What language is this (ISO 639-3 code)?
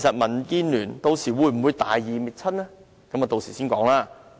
yue